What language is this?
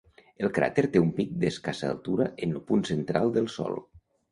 Catalan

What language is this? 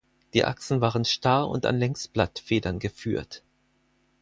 German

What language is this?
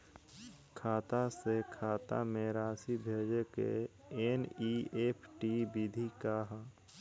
Bhojpuri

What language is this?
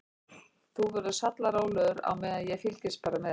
Icelandic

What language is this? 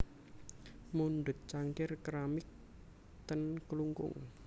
Javanese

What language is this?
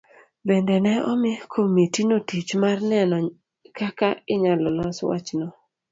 Luo (Kenya and Tanzania)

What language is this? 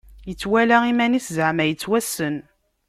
Kabyle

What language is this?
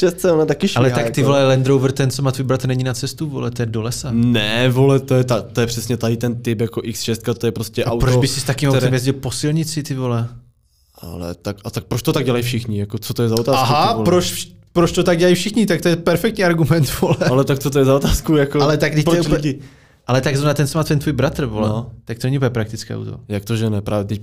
Czech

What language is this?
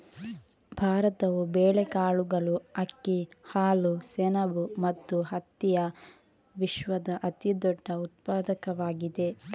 Kannada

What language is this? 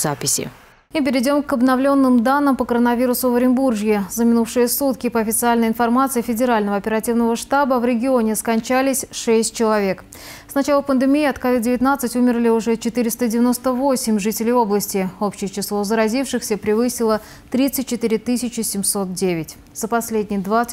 Russian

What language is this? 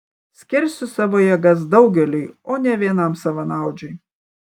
Lithuanian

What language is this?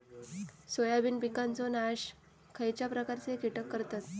Marathi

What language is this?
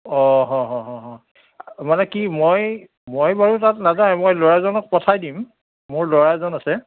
Assamese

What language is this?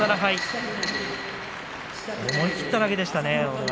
Japanese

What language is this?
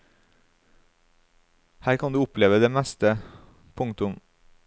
Norwegian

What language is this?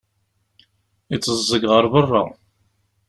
Kabyle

